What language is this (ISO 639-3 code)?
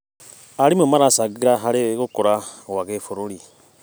kik